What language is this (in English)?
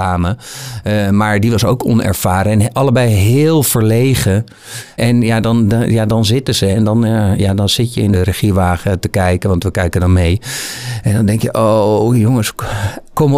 Dutch